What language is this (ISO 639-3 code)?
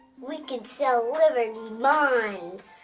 eng